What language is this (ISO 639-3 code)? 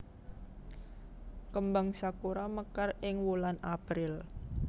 jav